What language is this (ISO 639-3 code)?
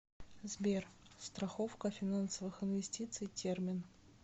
rus